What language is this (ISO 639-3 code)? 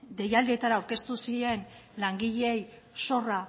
eus